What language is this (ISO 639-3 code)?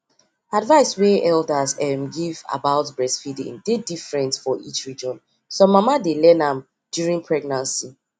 pcm